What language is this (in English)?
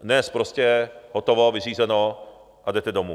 Czech